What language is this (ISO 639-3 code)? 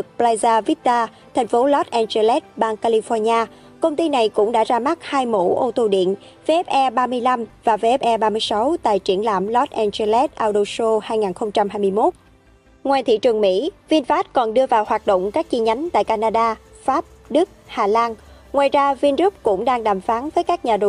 vie